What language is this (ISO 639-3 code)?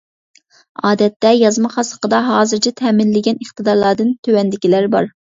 uig